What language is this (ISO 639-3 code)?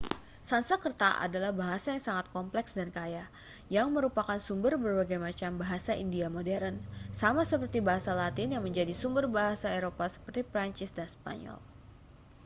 ind